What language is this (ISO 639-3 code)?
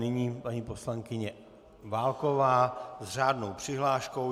ces